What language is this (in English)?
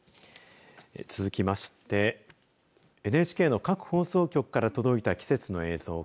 Japanese